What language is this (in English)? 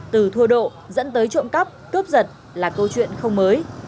Vietnamese